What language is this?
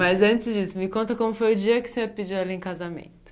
Portuguese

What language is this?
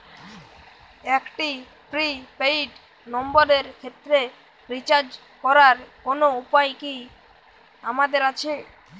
Bangla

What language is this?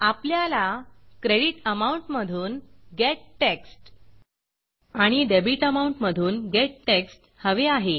Marathi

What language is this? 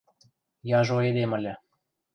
Western Mari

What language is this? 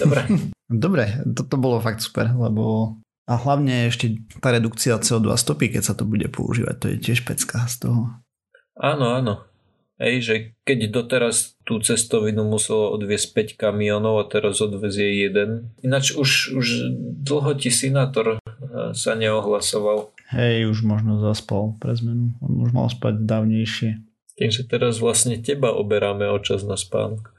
Slovak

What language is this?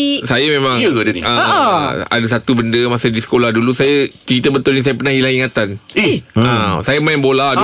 Malay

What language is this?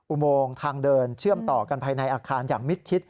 Thai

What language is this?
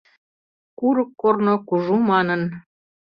Mari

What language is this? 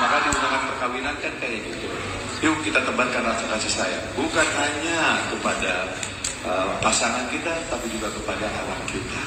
Indonesian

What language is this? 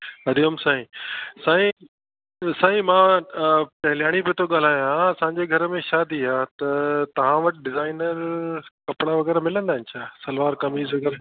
Sindhi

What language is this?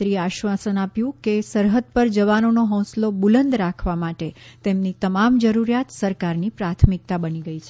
Gujarati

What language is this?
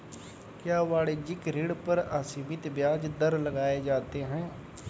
Hindi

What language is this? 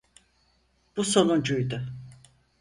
Turkish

